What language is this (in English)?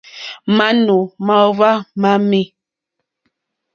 Mokpwe